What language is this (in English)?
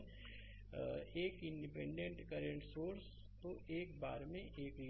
Hindi